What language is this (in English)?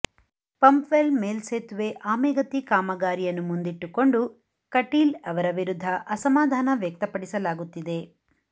Kannada